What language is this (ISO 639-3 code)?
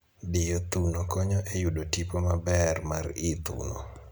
luo